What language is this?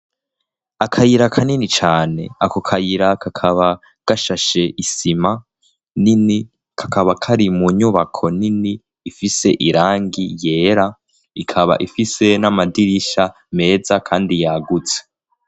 Rundi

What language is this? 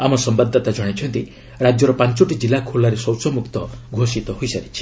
Odia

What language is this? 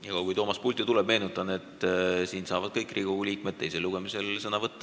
Estonian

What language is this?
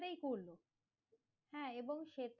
Bangla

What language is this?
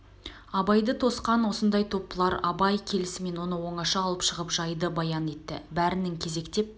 Kazakh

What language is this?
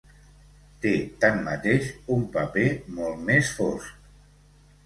Catalan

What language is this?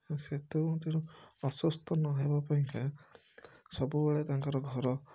Odia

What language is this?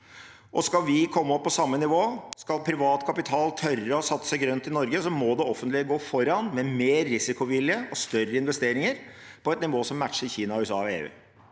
Norwegian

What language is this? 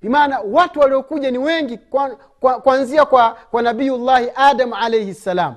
Swahili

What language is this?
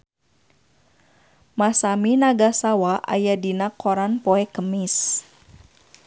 Sundanese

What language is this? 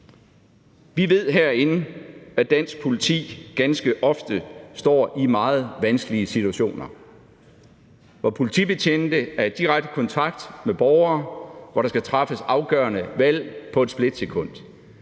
Danish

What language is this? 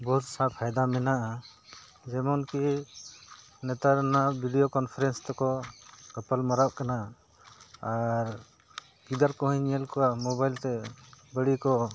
Santali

